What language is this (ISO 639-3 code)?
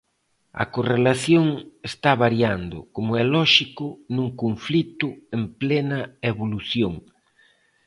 glg